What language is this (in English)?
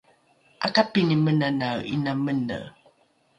Rukai